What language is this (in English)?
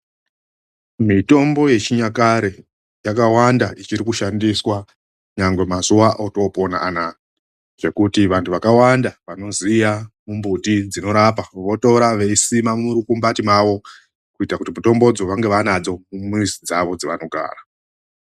Ndau